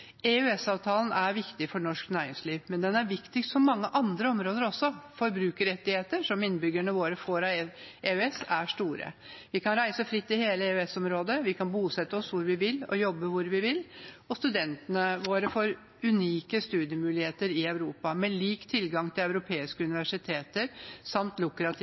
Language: Norwegian Bokmål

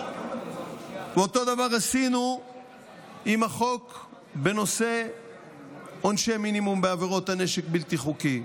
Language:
Hebrew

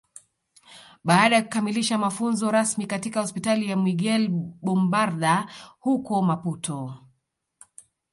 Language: Swahili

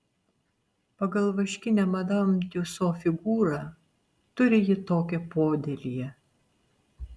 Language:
Lithuanian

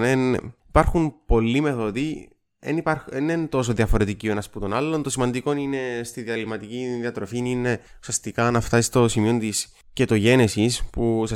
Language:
Greek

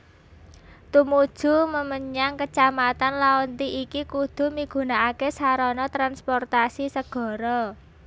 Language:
Javanese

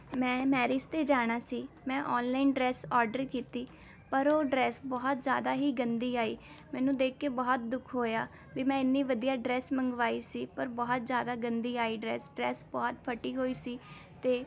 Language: Punjabi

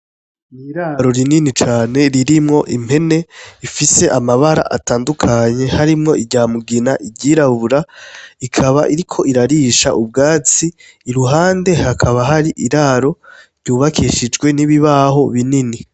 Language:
Rundi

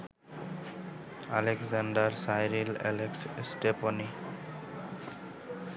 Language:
Bangla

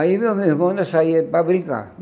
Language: Portuguese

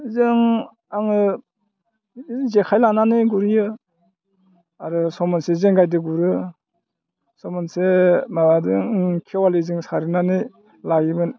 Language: Bodo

